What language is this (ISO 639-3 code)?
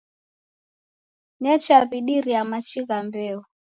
dav